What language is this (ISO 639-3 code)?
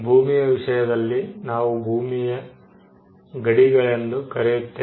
kan